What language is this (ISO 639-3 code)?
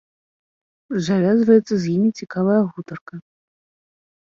bel